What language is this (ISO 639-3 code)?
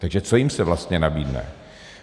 ces